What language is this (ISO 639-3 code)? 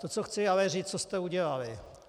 ces